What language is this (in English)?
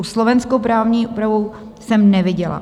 Czech